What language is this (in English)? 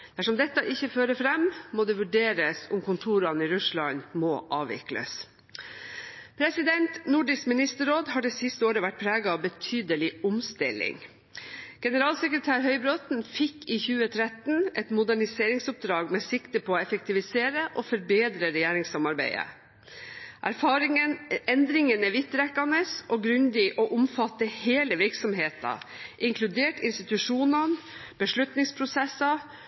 Norwegian Bokmål